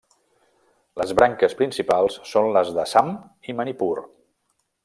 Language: Catalan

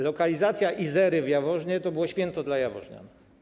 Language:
Polish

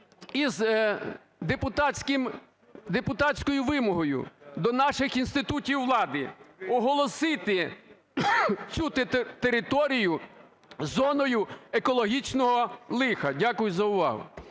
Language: Ukrainian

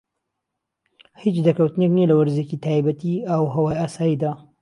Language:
Central Kurdish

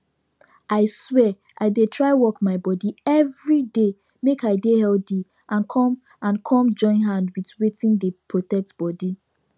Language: Nigerian Pidgin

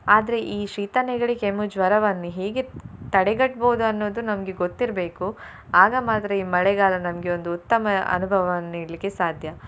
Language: Kannada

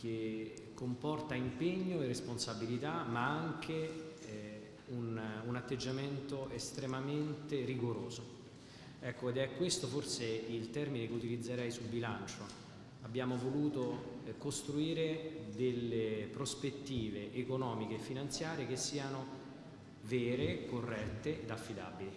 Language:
Italian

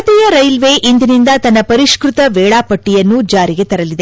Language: Kannada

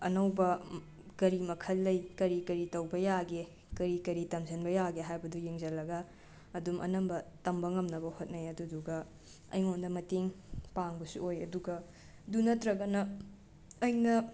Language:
Manipuri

